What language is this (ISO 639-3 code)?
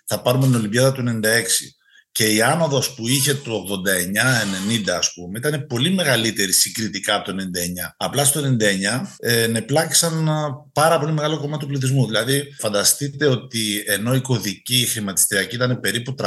ell